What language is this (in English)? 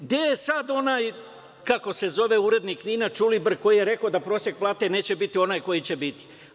Serbian